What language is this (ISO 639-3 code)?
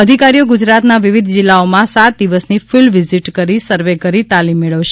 guj